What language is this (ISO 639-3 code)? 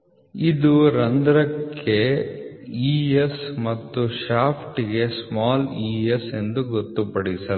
kan